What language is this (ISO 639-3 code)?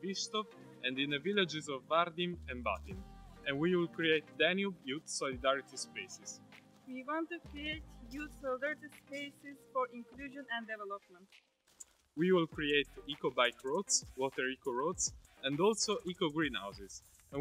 eng